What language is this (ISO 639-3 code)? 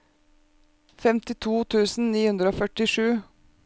nor